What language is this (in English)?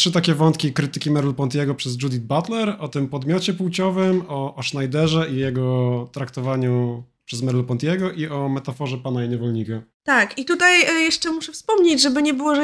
Polish